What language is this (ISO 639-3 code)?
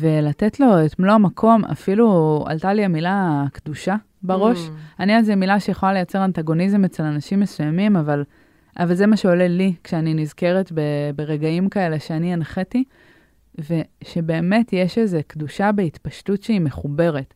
heb